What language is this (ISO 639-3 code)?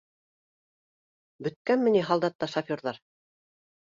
bak